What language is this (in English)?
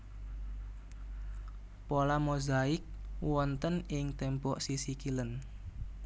Javanese